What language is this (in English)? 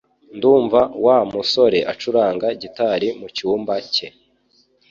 Kinyarwanda